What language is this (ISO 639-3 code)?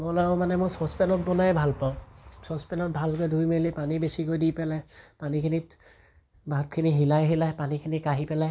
asm